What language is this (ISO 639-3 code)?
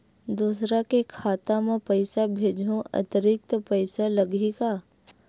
hne